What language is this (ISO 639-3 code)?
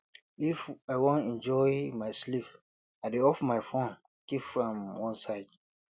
pcm